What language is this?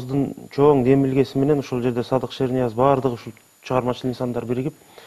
Turkish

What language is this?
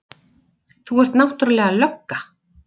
Icelandic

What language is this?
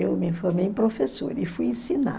Portuguese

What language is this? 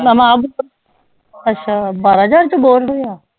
Punjabi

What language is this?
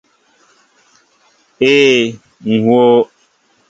Mbo (Cameroon)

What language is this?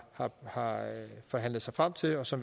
Danish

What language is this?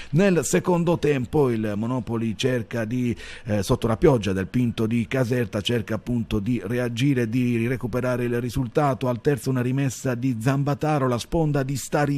Italian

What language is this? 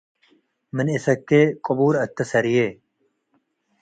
Tigre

